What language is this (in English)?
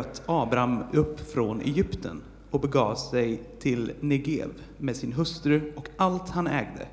Swedish